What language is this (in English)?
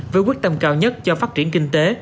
Vietnamese